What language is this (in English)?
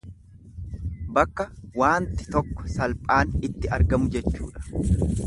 Oromo